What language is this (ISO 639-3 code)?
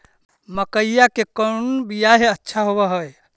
mag